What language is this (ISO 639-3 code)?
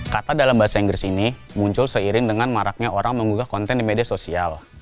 ind